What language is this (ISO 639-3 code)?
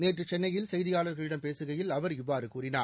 tam